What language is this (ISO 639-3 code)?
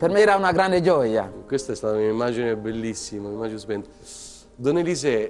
ita